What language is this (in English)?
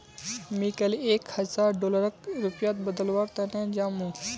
Magahi